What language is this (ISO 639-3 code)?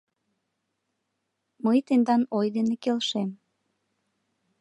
chm